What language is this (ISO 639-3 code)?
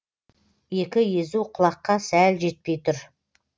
kaz